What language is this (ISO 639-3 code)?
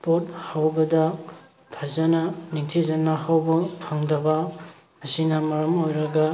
mni